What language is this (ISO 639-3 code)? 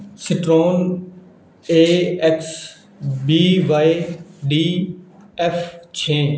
pan